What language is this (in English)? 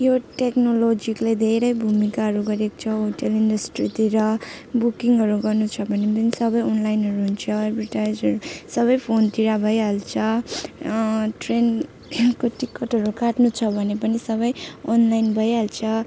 Nepali